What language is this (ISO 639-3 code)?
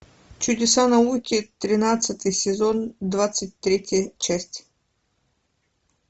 rus